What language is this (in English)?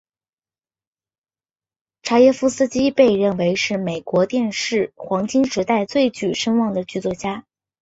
Chinese